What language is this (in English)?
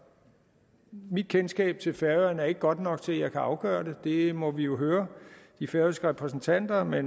Danish